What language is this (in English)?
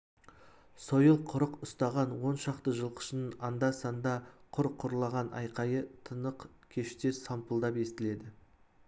Kazakh